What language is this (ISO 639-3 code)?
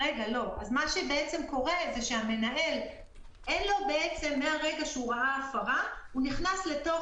heb